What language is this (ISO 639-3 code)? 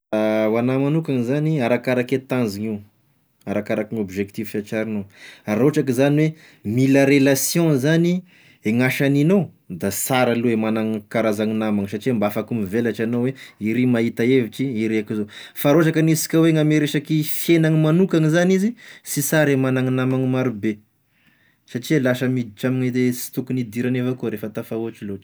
tkg